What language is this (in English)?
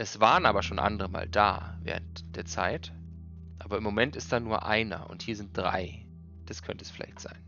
German